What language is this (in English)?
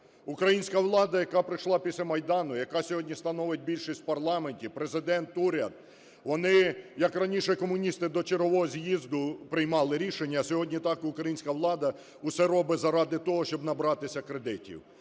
Ukrainian